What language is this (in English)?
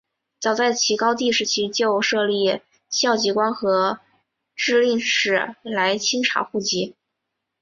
Chinese